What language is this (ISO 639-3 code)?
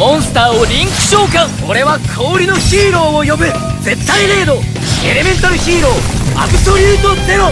jpn